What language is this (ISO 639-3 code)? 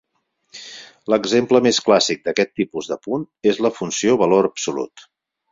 cat